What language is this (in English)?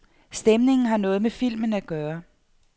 Danish